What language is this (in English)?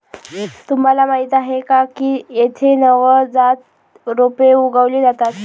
Marathi